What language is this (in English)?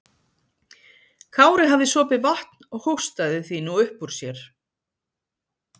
Icelandic